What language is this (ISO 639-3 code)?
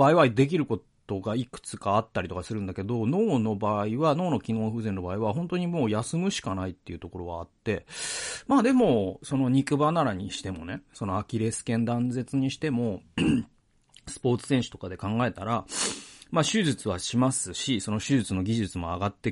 jpn